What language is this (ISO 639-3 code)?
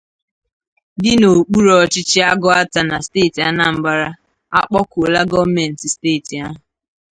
ibo